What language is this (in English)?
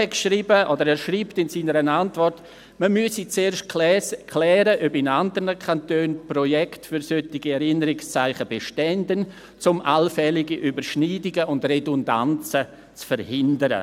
Swiss German